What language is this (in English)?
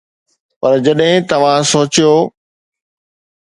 Sindhi